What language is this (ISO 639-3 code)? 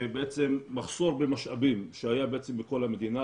heb